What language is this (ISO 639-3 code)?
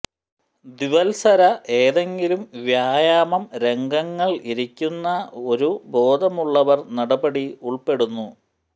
mal